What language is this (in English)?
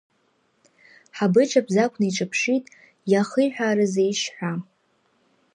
Abkhazian